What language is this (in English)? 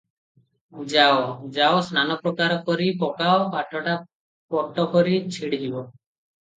Odia